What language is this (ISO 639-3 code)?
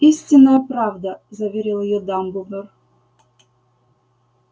rus